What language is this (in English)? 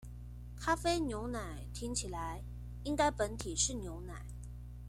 Chinese